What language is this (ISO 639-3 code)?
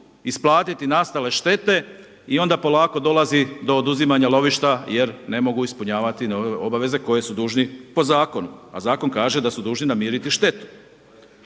hrv